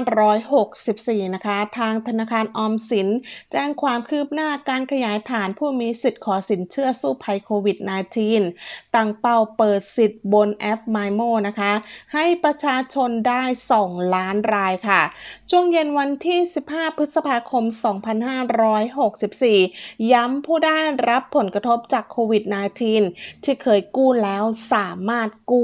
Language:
Thai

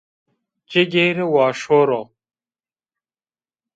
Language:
Zaza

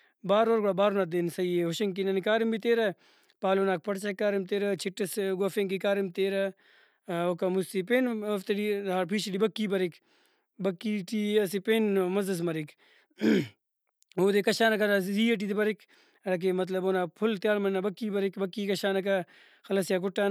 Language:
Brahui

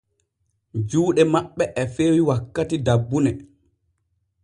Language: Borgu Fulfulde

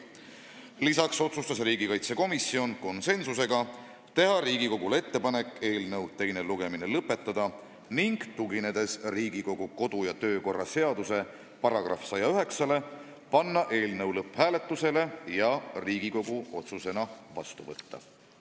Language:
Estonian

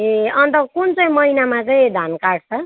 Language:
Nepali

